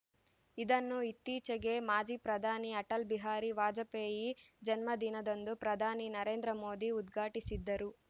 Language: Kannada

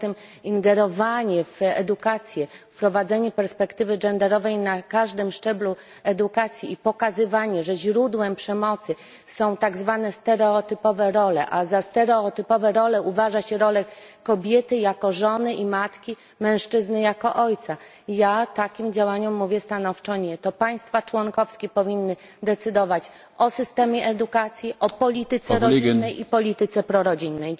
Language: Polish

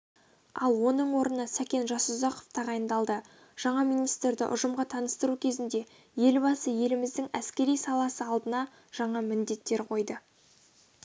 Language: Kazakh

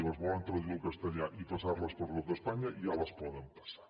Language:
Catalan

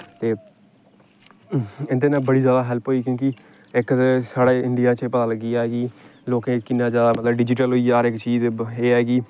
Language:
Dogri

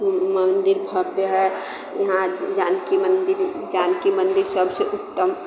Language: Maithili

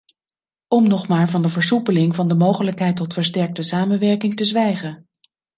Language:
Dutch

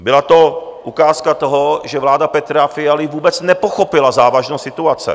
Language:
Czech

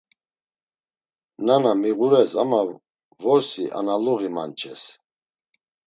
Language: Laz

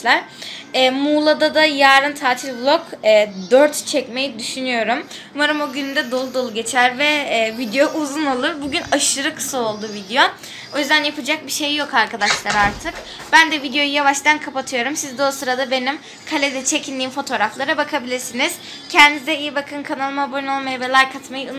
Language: Turkish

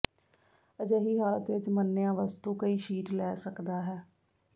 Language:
Punjabi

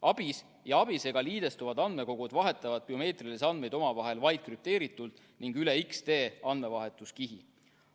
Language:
Estonian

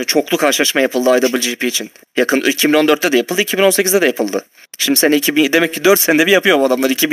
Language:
Turkish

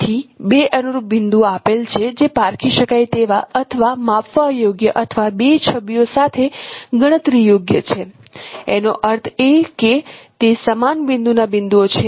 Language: Gujarati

